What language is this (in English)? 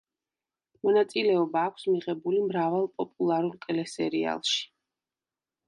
Georgian